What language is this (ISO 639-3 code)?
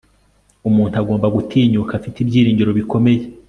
kin